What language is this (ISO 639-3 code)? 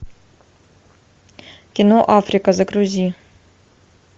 rus